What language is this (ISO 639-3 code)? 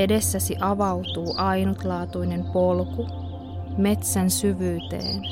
fin